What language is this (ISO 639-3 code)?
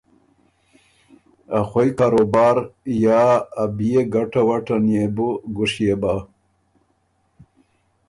oru